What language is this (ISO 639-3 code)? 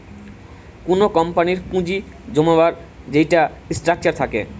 ben